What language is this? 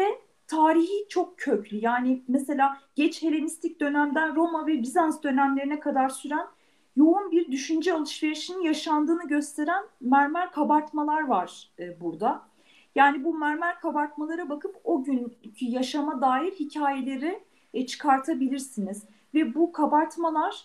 Turkish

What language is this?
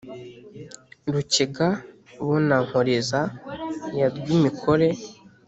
Kinyarwanda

